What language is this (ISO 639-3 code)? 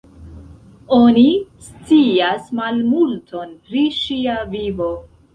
epo